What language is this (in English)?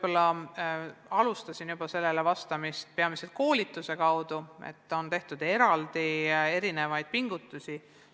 Estonian